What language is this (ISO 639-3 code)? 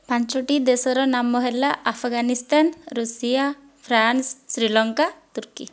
ori